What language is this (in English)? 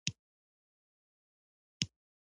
Pashto